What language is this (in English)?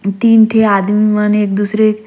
Surgujia